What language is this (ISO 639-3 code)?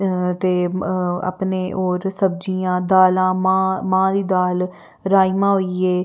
doi